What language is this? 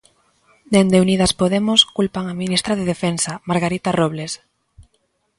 Galician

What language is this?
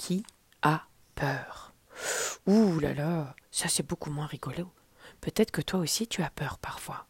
French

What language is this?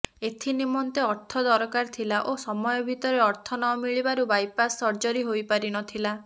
Odia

